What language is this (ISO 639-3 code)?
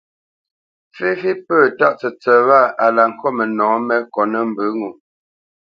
bce